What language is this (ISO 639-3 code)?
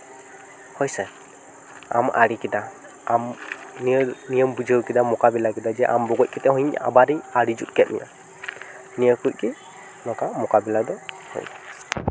sat